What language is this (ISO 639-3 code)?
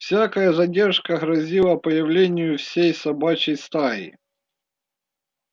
rus